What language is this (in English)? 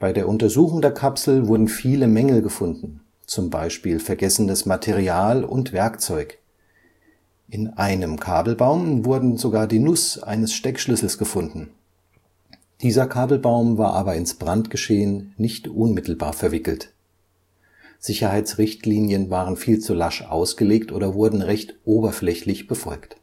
German